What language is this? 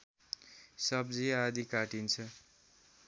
Nepali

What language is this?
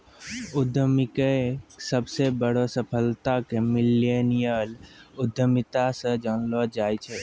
Maithili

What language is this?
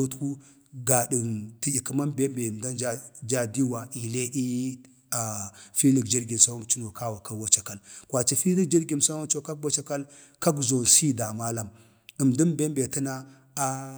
Bade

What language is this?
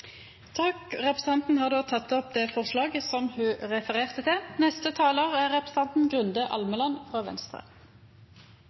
Norwegian Nynorsk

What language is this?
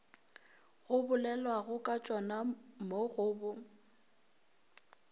Northern Sotho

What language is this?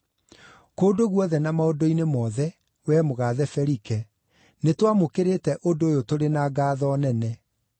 Kikuyu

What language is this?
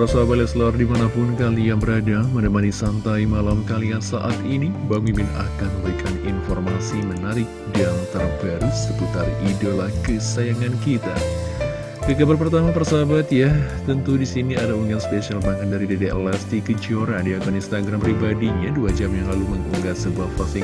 Indonesian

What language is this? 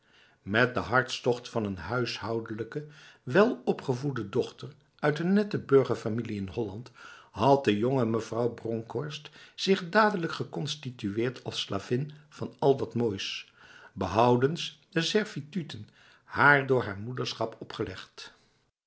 Dutch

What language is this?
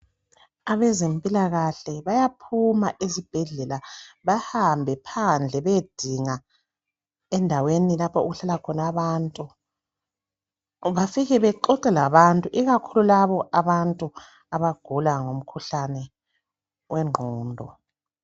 North Ndebele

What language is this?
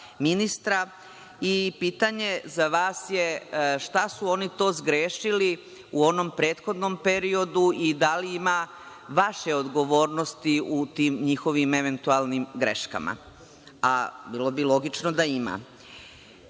Serbian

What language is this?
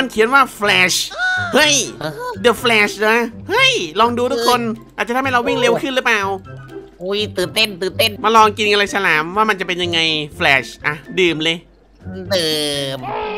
Thai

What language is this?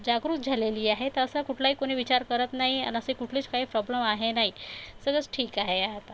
Marathi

